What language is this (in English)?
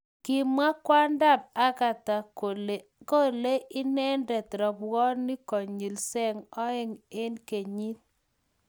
Kalenjin